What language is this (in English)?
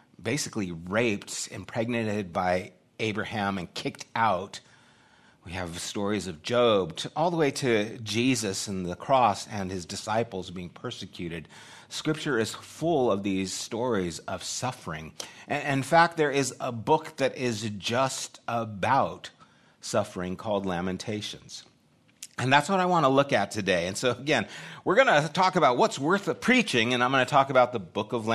English